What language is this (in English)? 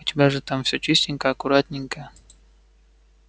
Russian